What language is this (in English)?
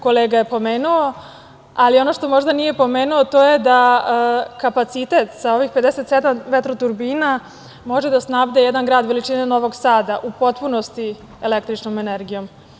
Serbian